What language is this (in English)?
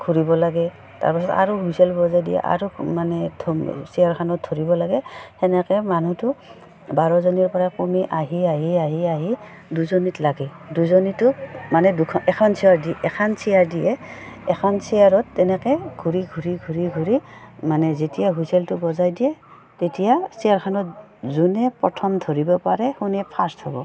Assamese